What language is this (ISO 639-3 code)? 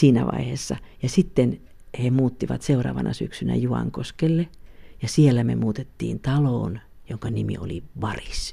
fin